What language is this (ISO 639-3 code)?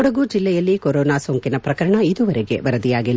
kan